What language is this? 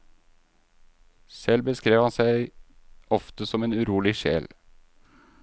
Norwegian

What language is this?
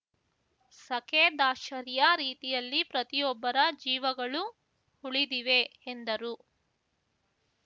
Kannada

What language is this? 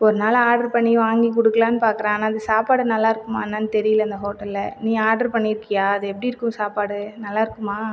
Tamil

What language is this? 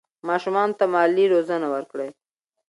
Pashto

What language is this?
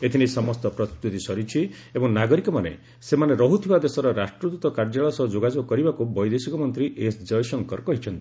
Odia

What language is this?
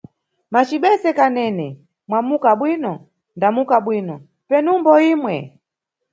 Nyungwe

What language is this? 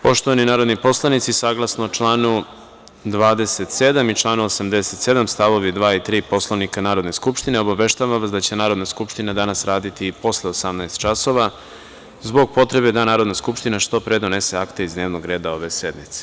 Serbian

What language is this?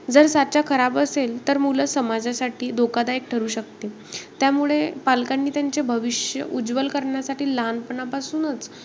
Marathi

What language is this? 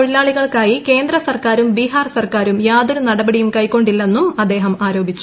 Malayalam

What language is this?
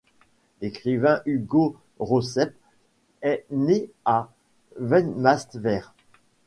French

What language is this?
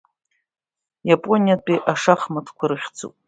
Abkhazian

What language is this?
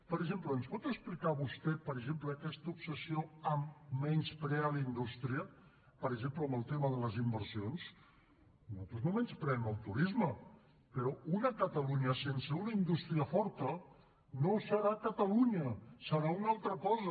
Catalan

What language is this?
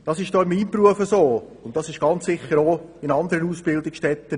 Swiss German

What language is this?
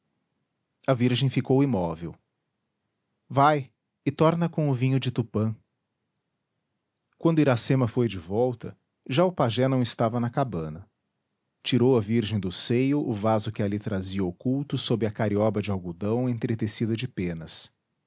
Portuguese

